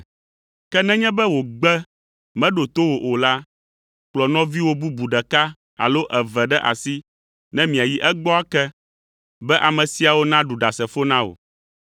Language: Ewe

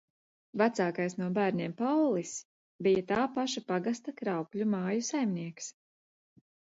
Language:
Latvian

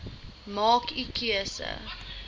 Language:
Afrikaans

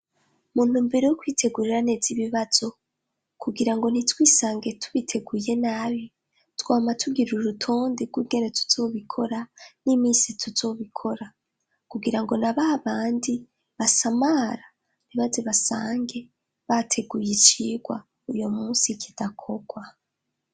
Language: Rundi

